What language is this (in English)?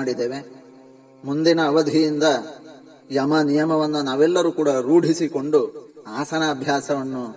Kannada